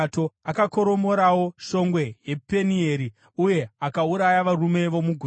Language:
Shona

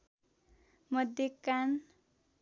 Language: Nepali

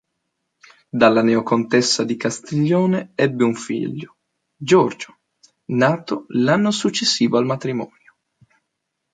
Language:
Italian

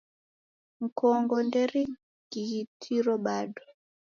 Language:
Taita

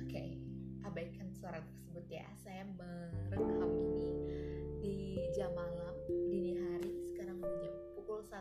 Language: Indonesian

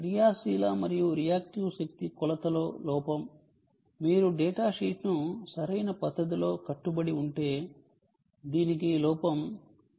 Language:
Telugu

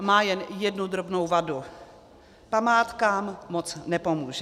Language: Czech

